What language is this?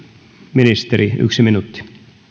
Finnish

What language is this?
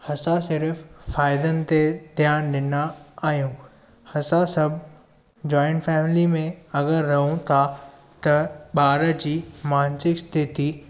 Sindhi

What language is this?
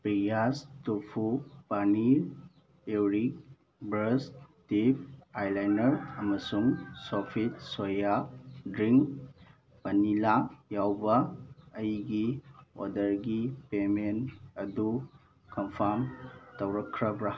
Manipuri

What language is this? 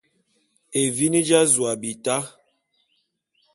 Bulu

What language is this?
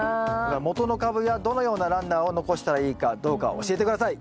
Japanese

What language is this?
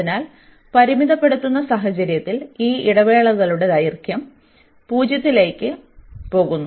Malayalam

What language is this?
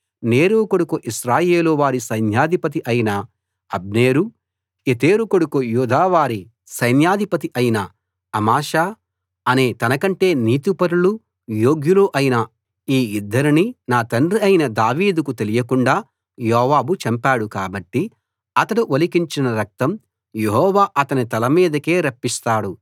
Telugu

